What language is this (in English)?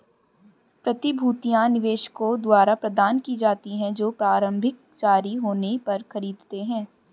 Hindi